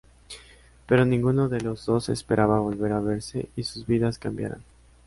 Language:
Spanish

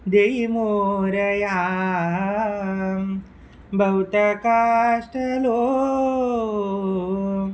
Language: Konkani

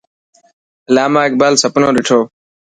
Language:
Dhatki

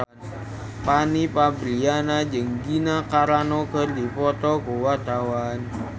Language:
Sundanese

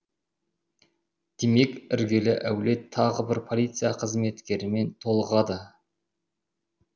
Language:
Kazakh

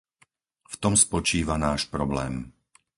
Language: Slovak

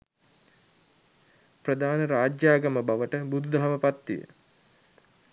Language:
Sinhala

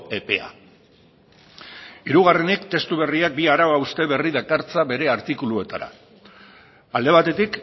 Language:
Basque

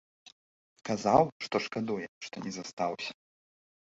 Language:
Belarusian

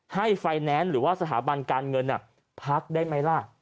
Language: Thai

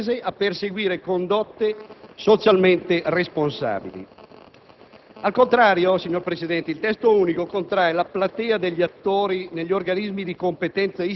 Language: Italian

